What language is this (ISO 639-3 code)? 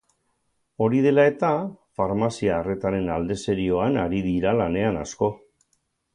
eus